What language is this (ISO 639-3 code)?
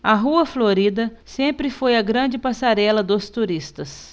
por